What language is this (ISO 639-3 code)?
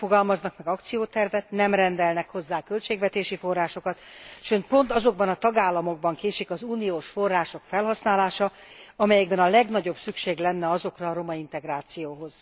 hun